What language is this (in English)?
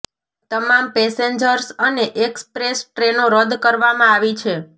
Gujarati